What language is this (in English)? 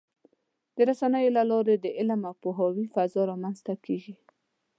Pashto